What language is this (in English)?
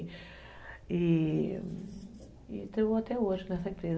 Portuguese